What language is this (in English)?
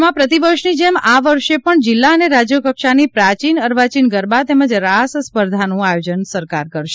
Gujarati